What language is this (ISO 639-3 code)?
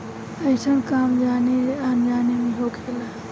bho